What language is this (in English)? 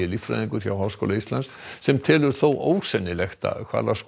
Icelandic